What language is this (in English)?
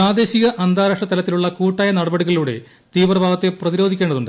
Malayalam